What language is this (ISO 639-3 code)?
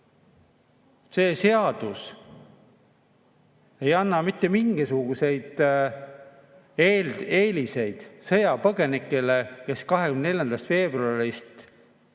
est